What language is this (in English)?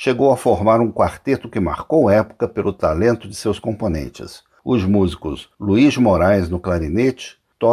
Portuguese